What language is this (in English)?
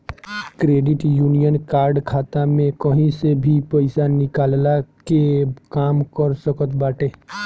Bhojpuri